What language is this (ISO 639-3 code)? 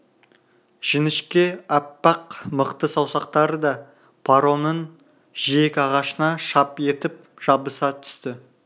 kaz